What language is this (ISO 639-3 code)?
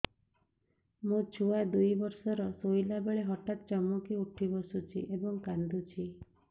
ori